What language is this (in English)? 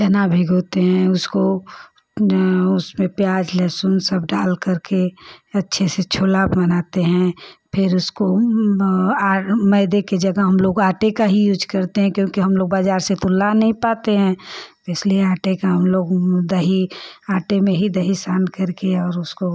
Hindi